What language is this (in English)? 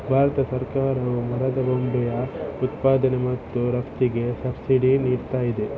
Kannada